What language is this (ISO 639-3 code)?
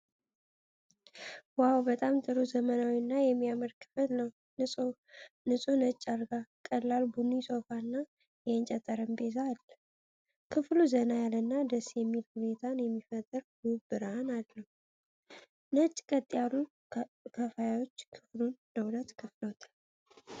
amh